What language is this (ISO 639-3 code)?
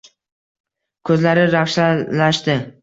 uzb